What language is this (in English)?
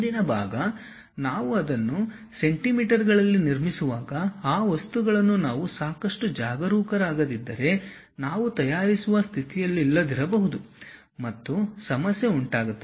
Kannada